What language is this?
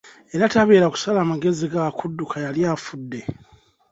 Ganda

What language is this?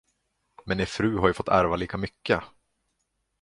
Swedish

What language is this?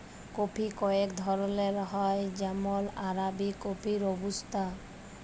Bangla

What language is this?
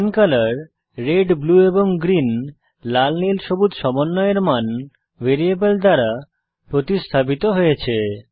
Bangla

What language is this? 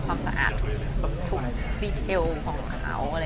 Thai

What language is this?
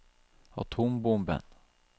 Norwegian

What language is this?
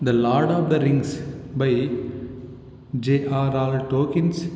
Sanskrit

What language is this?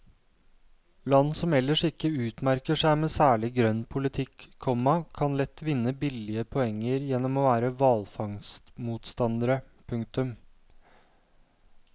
Norwegian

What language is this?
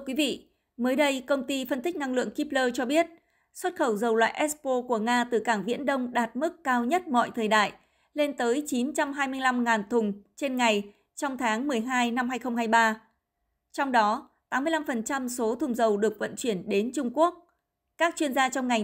Vietnamese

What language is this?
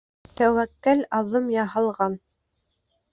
Bashkir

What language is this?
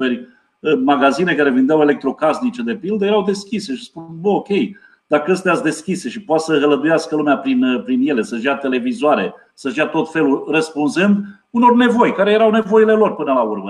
Romanian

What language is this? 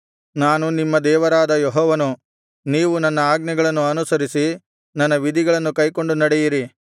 Kannada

